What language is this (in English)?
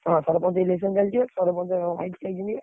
Odia